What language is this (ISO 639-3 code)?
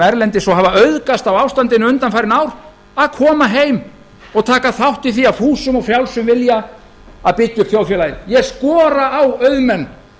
isl